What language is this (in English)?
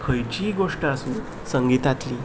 Konkani